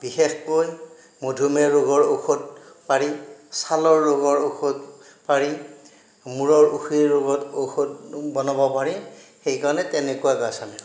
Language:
Assamese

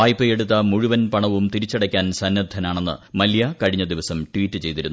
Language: Malayalam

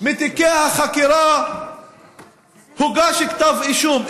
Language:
Hebrew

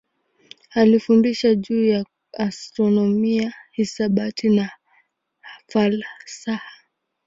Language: Swahili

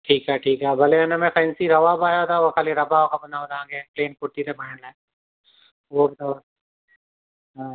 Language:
Sindhi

